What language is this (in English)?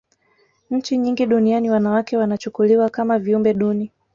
Swahili